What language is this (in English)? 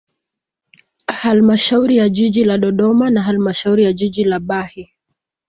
Swahili